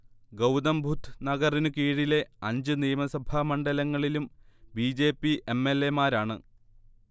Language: Malayalam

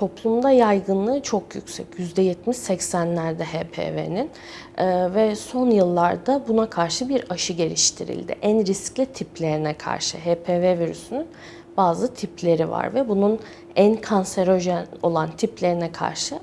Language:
Turkish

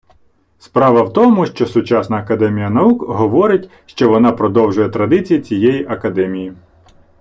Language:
Ukrainian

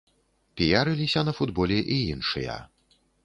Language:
Belarusian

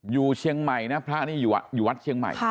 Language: Thai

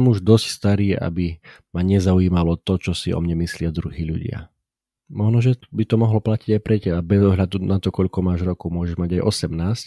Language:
Slovak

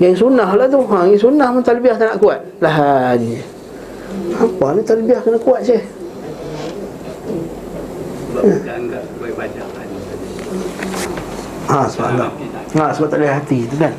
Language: Malay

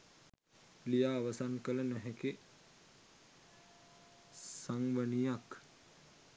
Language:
Sinhala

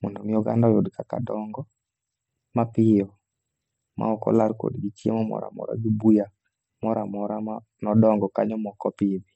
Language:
Luo (Kenya and Tanzania)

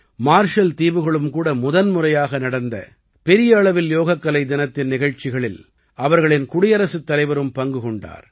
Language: Tamil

